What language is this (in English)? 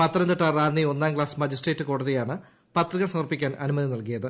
Malayalam